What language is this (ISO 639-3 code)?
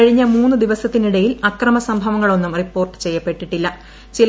mal